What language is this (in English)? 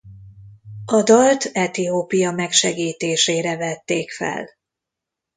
Hungarian